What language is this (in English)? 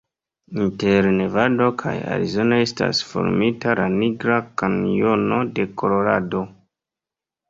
Esperanto